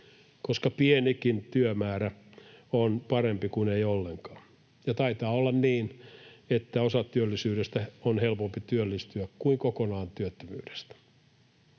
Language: Finnish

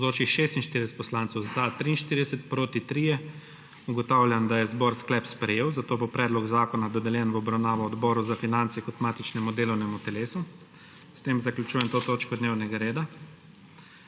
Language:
Slovenian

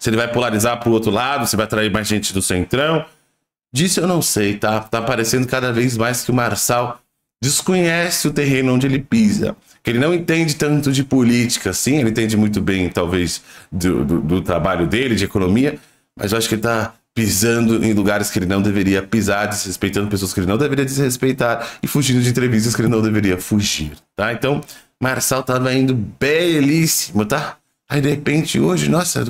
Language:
Portuguese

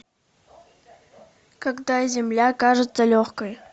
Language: Russian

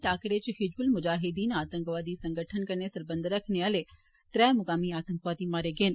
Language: Dogri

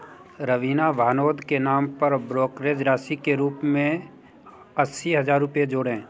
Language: Hindi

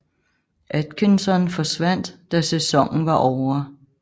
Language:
Danish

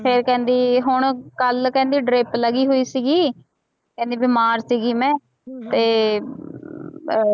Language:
Punjabi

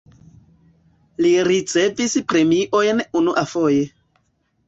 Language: Esperanto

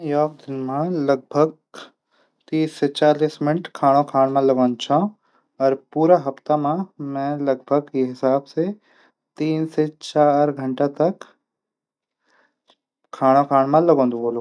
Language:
Garhwali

